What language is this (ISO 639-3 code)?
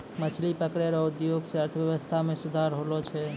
mai